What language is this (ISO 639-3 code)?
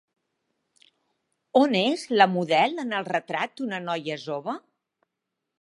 cat